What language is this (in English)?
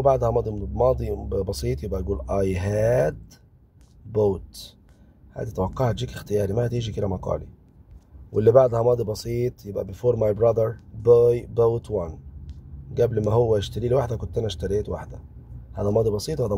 Arabic